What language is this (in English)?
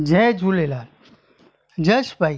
Sindhi